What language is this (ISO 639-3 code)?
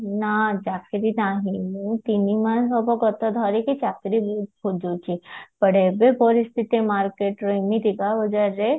ori